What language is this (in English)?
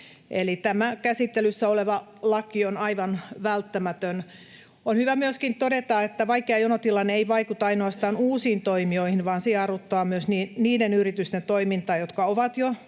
Finnish